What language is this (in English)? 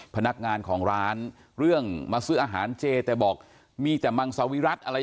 Thai